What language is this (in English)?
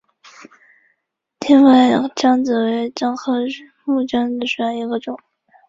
Chinese